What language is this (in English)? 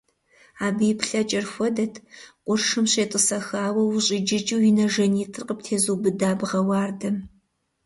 Kabardian